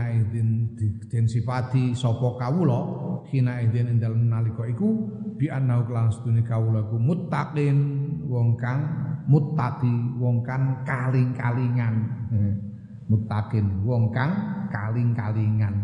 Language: Indonesian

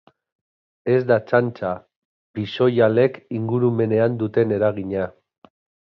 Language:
Basque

